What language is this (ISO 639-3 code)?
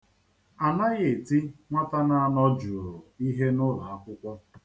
ibo